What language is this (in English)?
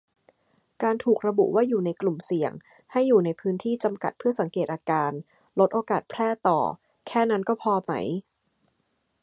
Thai